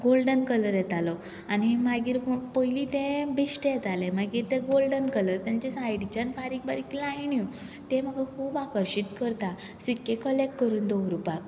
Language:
Konkani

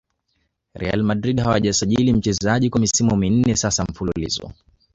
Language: Swahili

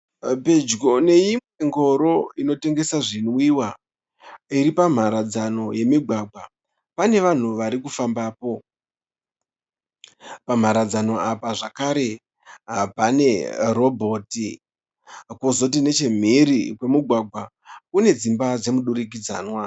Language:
Shona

